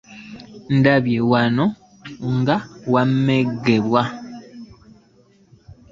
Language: Ganda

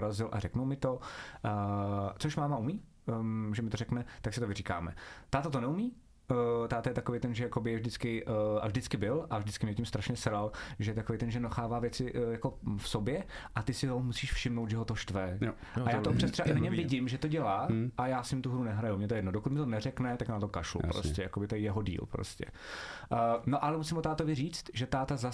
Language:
Czech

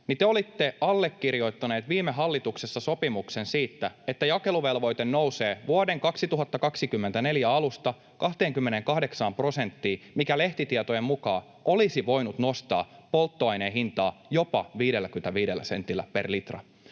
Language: Finnish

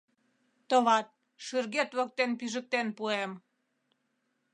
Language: Mari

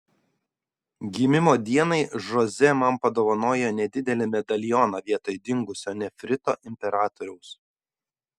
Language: Lithuanian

